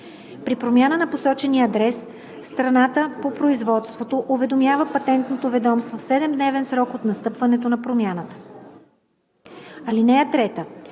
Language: Bulgarian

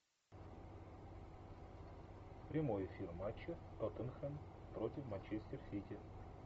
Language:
Russian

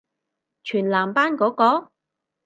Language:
Cantonese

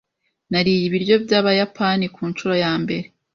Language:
Kinyarwanda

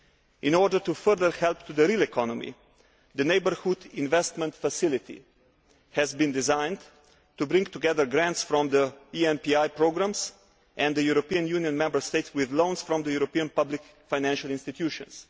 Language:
English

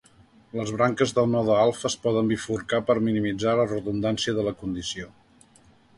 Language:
Catalan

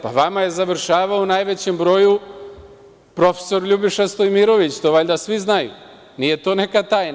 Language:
Serbian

